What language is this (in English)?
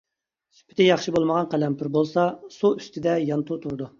Uyghur